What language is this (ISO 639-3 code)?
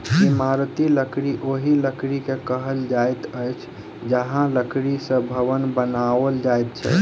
mai